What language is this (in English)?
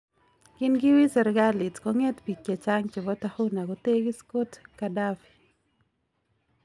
Kalenjin